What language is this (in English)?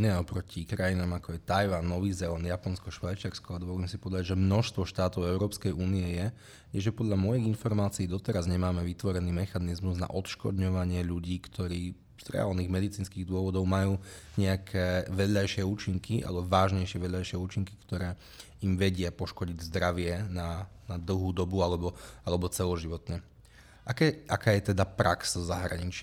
Slovak